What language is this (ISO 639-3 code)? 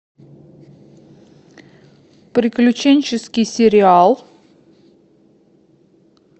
rus